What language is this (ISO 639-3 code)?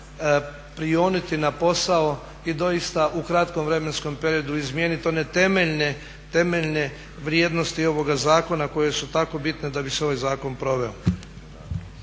hrv